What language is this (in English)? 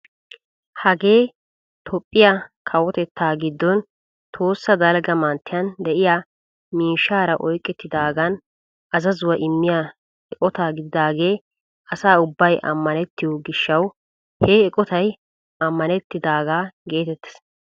Wolaytta